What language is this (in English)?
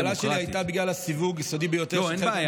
Hebrew